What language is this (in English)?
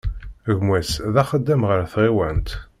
Kabyle